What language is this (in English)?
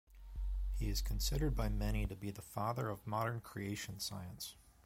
English